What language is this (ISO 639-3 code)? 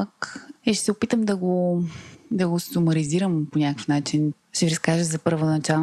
bul